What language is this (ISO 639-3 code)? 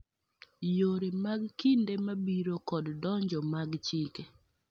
luo